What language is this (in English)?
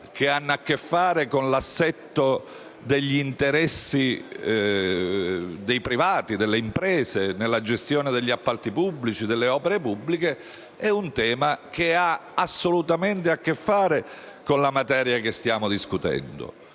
Italian